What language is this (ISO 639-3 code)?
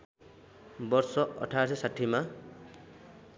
nep